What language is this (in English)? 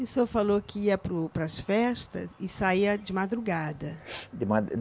Portuguese